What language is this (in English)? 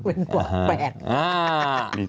Thai